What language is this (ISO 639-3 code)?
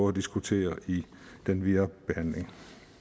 dan